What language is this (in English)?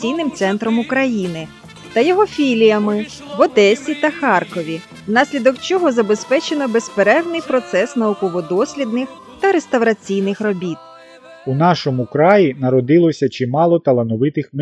Ukrainian